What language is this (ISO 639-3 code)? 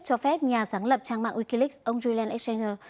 vie